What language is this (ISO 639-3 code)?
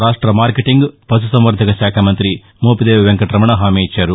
tel